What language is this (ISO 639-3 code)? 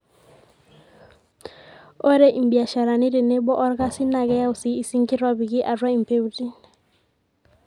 mas